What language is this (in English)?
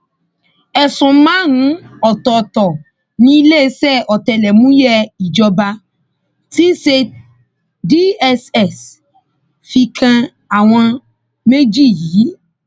Yoruba